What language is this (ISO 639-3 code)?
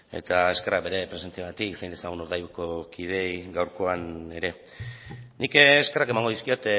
eus